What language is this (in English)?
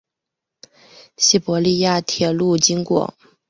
Chinese